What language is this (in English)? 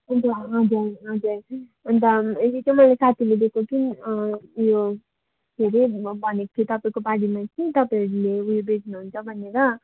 Nepali